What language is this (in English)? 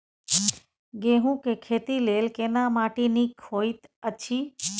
Maithili